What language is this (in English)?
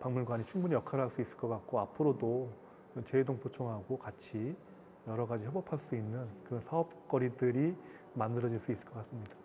Korean